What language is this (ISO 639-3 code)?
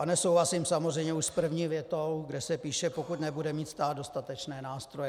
ces